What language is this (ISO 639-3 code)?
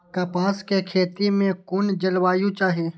mai